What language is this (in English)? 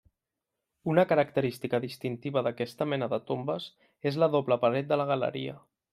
Catalan